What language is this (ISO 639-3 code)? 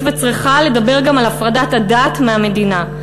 heb